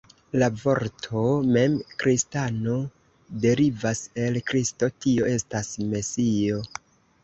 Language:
Esperanto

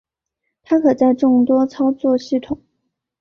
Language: Chinese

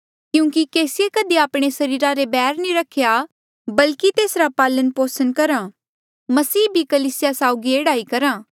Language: Mandeali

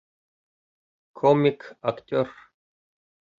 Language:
Bashkir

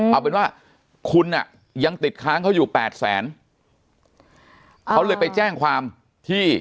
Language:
Thai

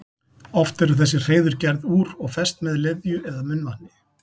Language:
Icelandic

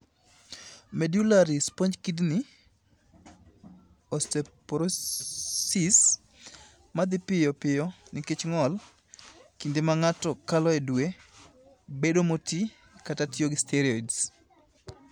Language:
Luo (Kenya and Tanzania)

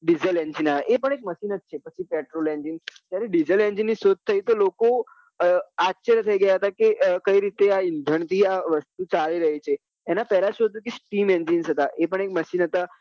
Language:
Gujarati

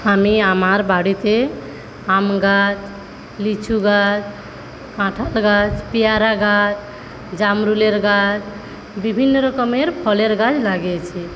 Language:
Bangla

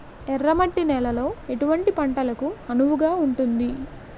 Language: Telugu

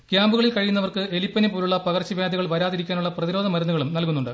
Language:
Malayalam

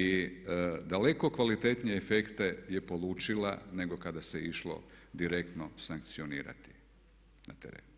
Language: Croatian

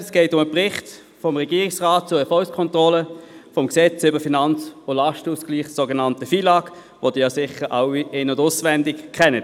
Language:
Swiss German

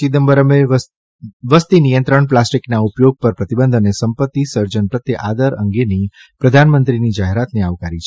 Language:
Gujarati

